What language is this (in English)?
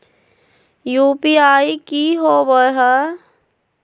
Magahi